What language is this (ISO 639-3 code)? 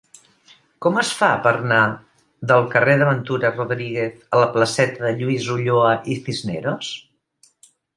cat